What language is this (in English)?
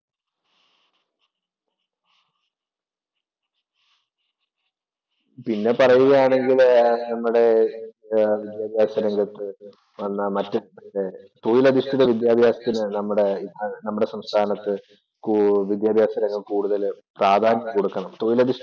Malayalam